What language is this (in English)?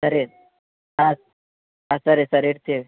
Kannada